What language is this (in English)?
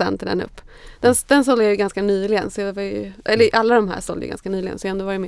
Swedish